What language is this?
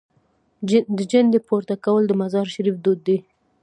Pashto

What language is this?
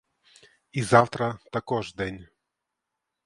Ukrainian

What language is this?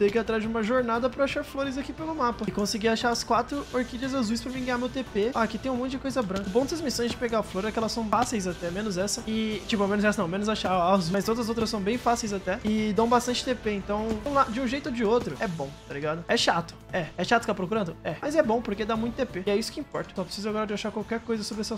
Portuguese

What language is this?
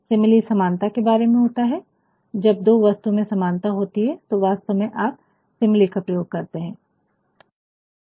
Hindi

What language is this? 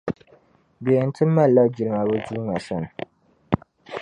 Dagbani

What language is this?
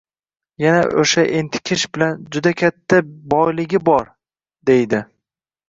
Uzbek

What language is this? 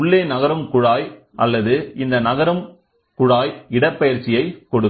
Tamil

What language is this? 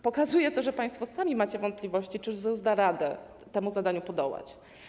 Polish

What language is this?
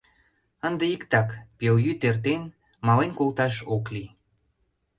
Mari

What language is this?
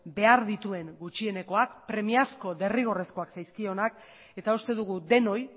Basque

